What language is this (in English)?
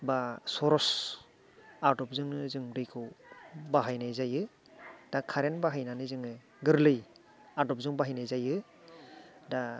Bodo